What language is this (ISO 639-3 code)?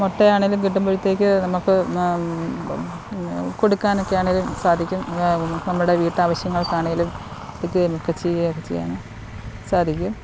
mal